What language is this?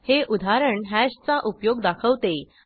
Marathi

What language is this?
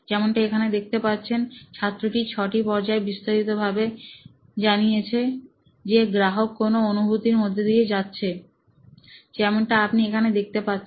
Bangla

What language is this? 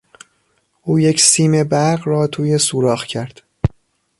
Persian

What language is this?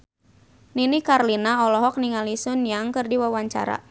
Sundanese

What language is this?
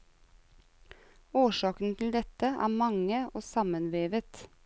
Norwegian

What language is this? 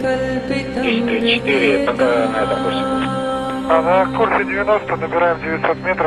English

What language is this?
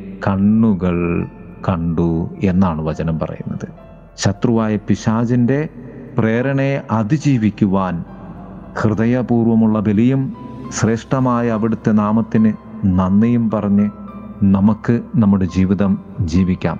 Malayalam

